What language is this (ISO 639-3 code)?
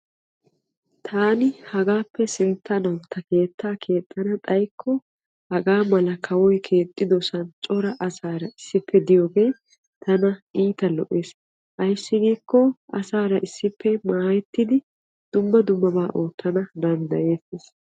wal